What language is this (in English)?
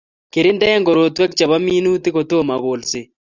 Kalenjin